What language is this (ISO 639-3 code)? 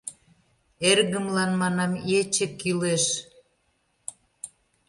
chm